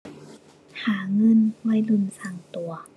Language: Thai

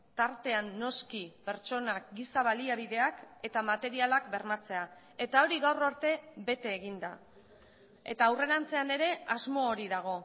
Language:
Basque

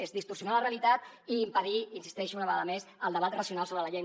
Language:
Catalan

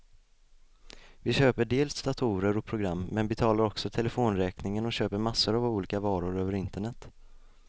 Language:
Swedish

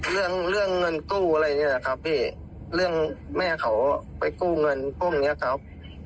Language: Thai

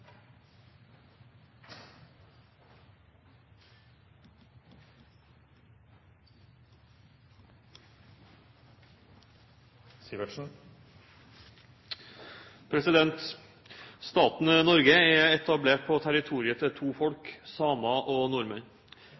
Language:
Norwegian Bokmål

